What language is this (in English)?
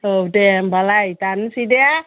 Bodo